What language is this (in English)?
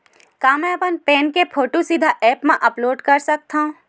Chhattisgarhi